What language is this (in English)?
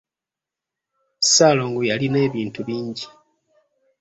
Ganda